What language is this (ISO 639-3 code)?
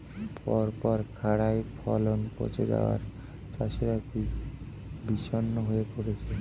ben